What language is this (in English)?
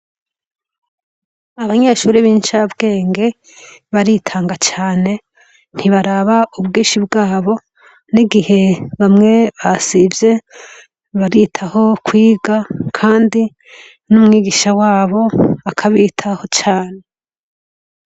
Rundi